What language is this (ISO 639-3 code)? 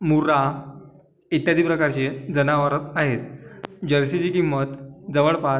mar